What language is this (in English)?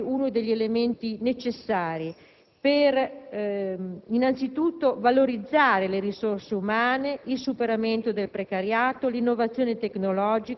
Italian